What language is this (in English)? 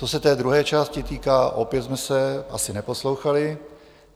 Czech